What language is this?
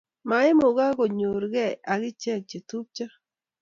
Kalenjin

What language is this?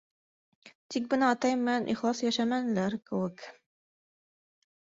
Bashkir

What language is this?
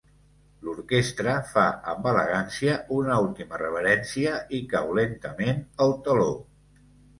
Catalan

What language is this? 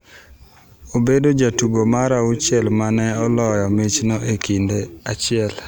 Luo (Kenya and Tanzania)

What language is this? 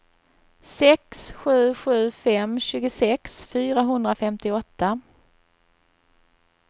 Swedish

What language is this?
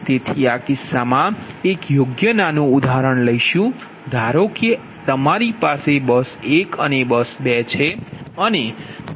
Gujarati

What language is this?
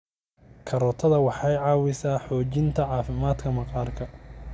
Somali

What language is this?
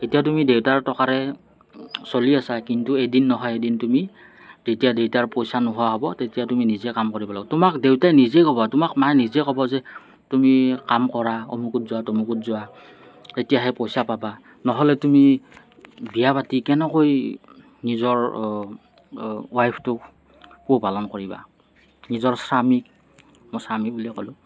Assamese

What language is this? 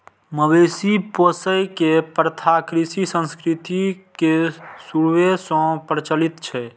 Maithili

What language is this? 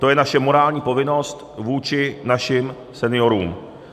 Czech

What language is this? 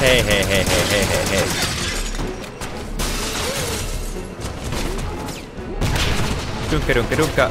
Finnish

